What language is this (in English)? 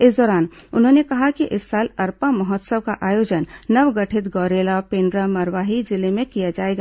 Hindi